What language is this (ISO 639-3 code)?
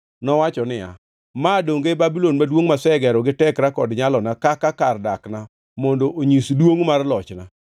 luo